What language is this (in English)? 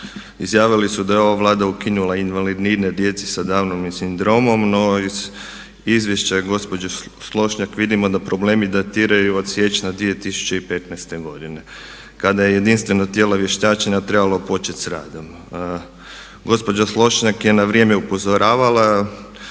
Croatian